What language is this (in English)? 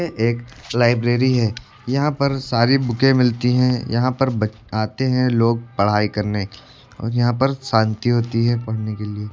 Hindi